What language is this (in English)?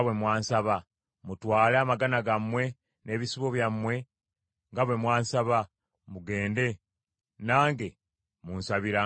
Ganda